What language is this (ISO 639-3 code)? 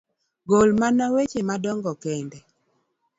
luo